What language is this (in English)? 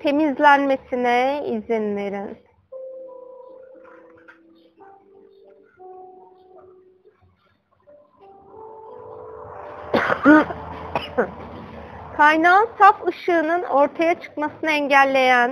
Turkish